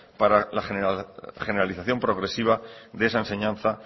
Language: Spanish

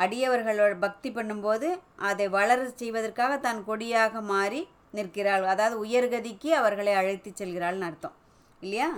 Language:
Tamil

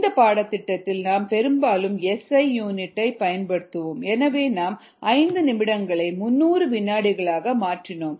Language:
Tamil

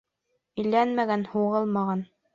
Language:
Bashkir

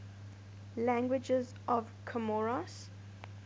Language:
English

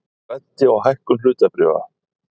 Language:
Icelandic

